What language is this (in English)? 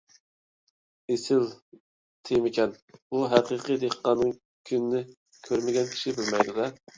Uyghur